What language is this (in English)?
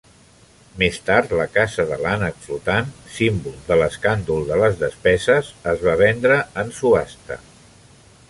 Catalan